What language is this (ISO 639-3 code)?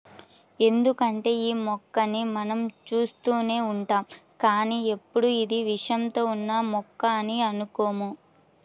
tel